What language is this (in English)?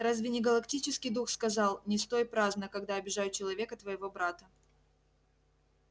Russian